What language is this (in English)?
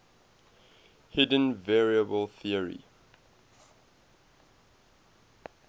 English